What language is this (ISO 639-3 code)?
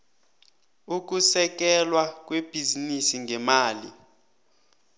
nbl